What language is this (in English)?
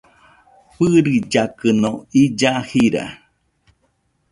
Nüpode Huitoto